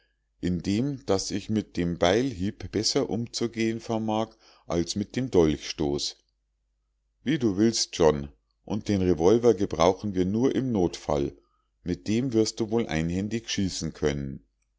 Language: German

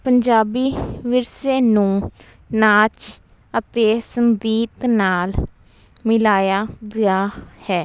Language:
Punjabi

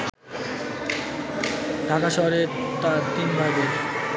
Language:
Bangla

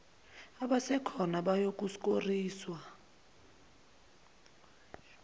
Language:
Zulu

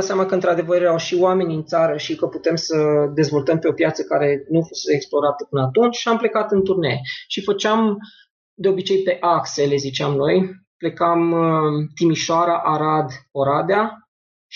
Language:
Romanian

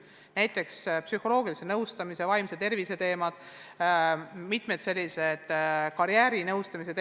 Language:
Estonian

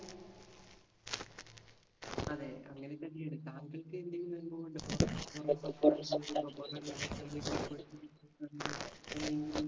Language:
Malayalam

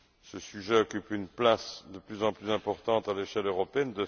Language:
French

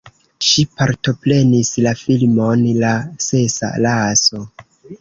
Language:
Esperanto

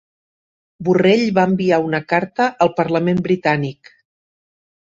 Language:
Catalan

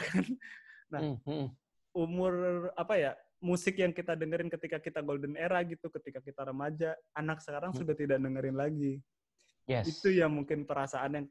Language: Indonesian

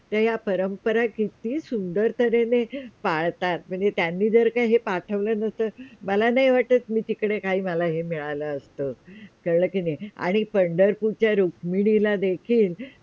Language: Marathi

